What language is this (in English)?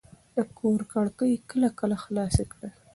Pashto